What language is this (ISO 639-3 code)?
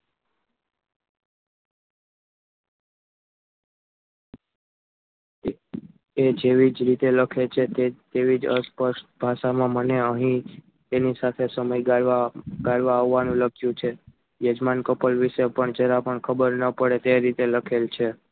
guj